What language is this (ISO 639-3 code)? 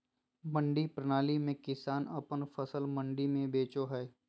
mag